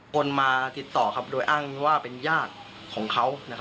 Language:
Thai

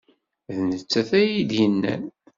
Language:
Kabyle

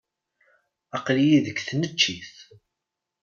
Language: Kabyle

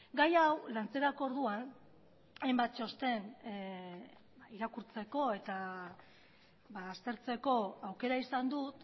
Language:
Basque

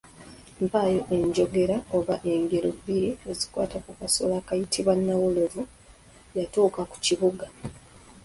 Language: Ganda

